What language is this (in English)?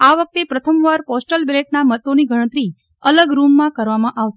Gujarati